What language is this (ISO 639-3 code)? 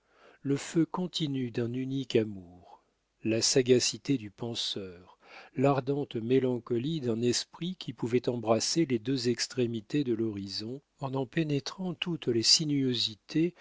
fra